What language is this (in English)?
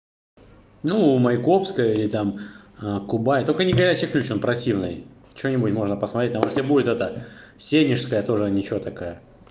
Russian